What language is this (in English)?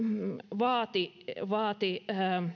Finnish